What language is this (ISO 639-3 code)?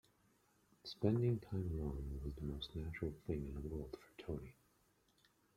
eng